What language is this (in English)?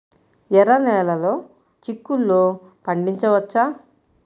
Telugu